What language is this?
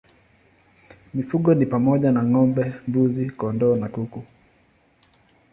Swahili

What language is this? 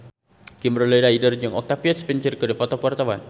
Sundanese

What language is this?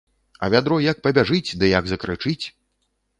Belarusian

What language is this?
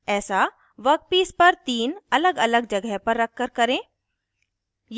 Hindi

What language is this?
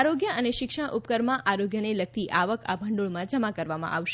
Gujarati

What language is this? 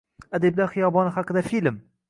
Uzbek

